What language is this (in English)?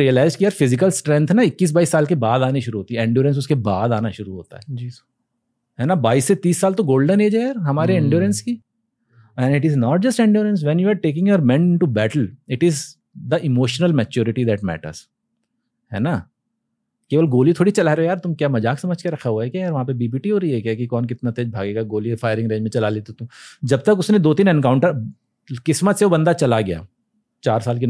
Hindi